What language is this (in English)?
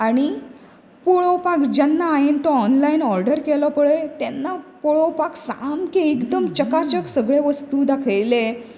Konkani